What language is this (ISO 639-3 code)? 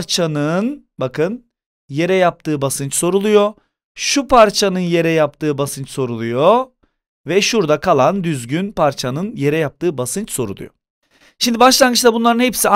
tur